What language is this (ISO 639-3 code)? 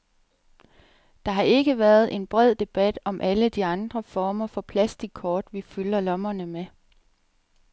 dan